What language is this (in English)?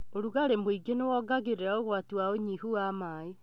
Kikuyu